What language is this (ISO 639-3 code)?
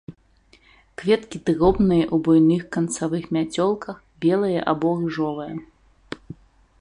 bel